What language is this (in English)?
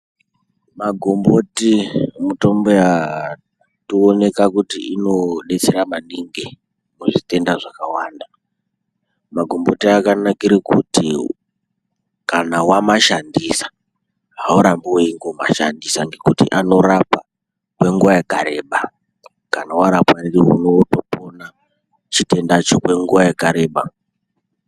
Ndau